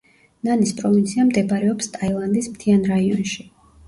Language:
Georgian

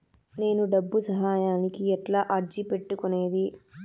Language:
Telugu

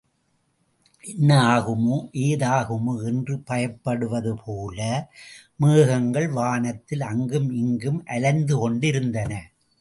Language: Tamil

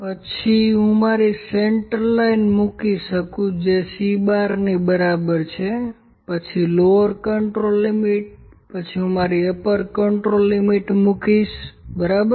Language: Gujarati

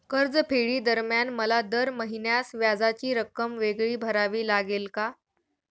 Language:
Marathi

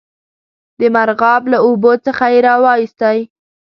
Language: Pashto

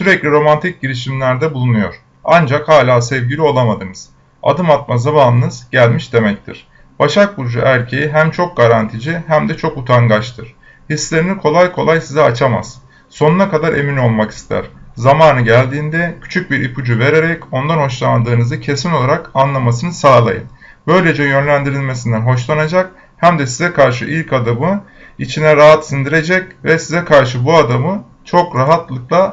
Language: Turkish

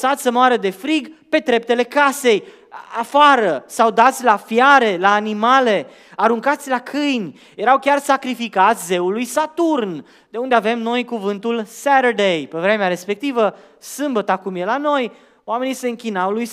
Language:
Romanian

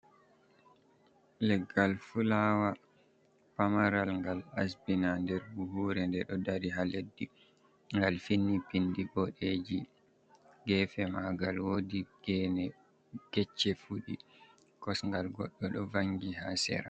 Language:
Fula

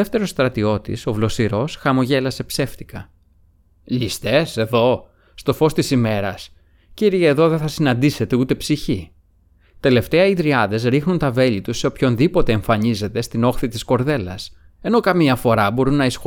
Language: Greek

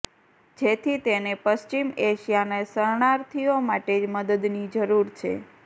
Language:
Gujarati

